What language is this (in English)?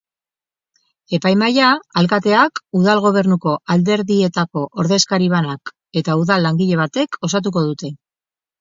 Basque